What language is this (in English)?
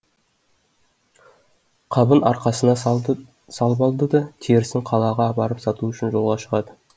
Kazakh